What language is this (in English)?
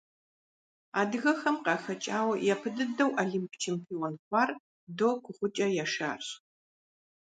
Kabardian